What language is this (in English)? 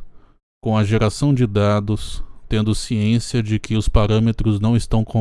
Portuguese